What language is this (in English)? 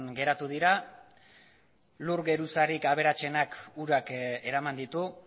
Basque